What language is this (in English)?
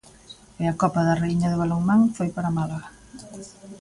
Galician